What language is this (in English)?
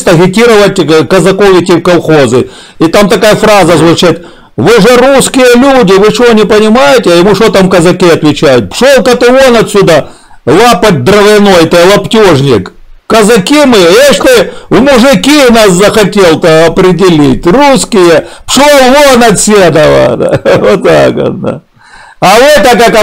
Russian